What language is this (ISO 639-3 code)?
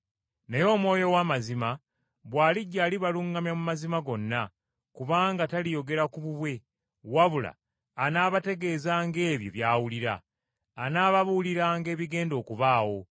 lug